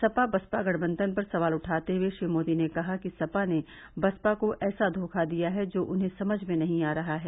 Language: Hindi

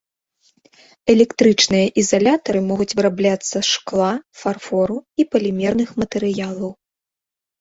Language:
Belarusian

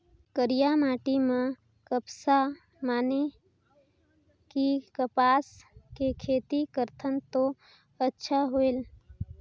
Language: Chhattisgarhi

